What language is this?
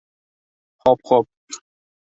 Uzbek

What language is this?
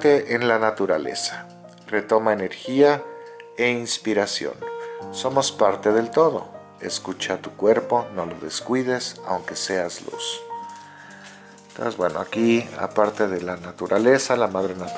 Spanish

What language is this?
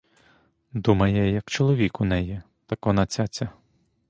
Ukrainian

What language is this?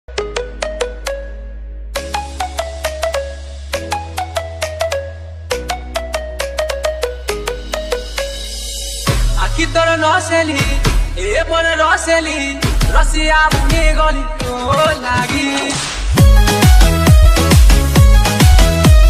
Polish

